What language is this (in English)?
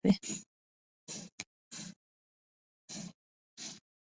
Bangla